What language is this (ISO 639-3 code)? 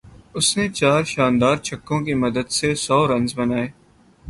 urd